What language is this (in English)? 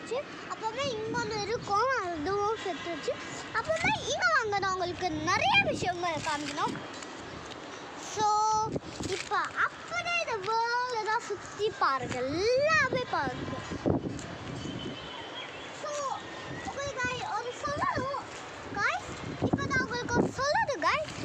Turkish